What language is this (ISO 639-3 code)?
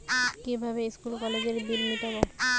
ben